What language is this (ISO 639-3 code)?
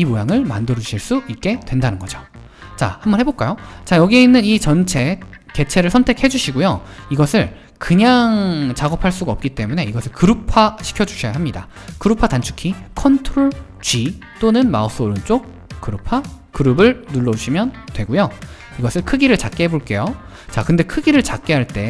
kor